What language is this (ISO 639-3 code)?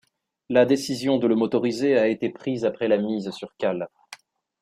fra